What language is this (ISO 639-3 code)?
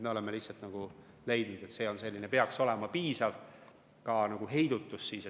est